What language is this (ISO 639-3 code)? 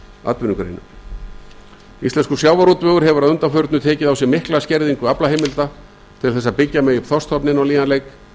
isl